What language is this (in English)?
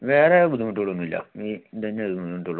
Malayalam